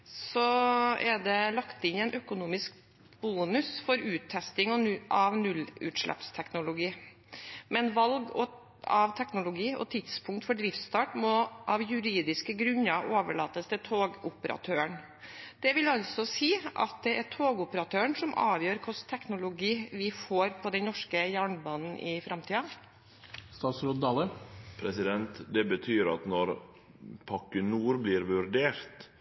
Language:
Norwegian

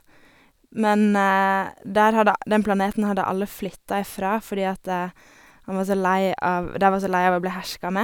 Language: Norwegian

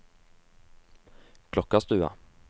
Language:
Norwegian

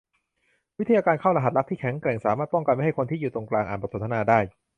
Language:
Thai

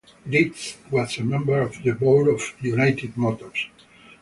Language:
English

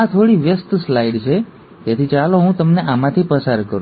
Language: Gujarati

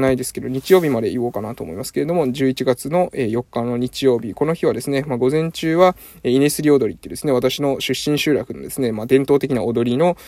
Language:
Japanese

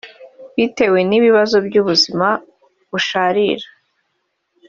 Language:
Kinyarwanda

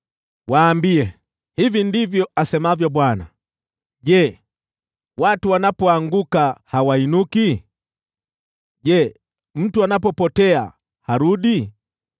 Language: Swahili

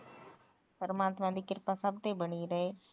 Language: Punjabi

